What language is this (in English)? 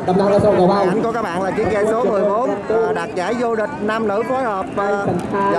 Vietnamese